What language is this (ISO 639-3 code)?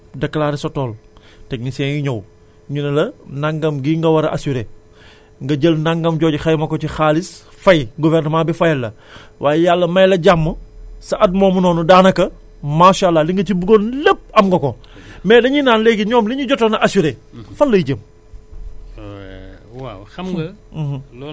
wol